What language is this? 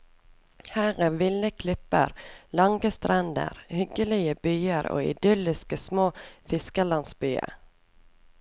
Norwegian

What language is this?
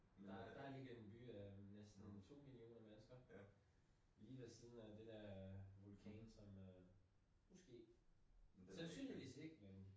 Danish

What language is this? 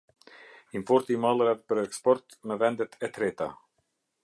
Albanian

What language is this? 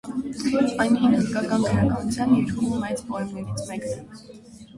Armenian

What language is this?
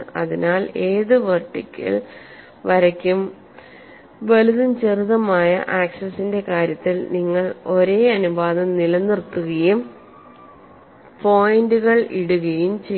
Malayalam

